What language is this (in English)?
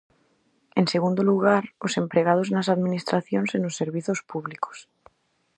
Galician